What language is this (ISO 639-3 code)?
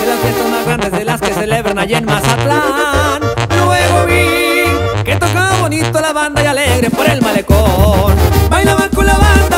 tha